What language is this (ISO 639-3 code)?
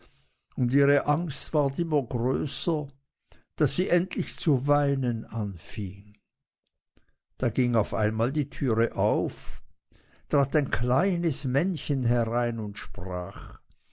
deu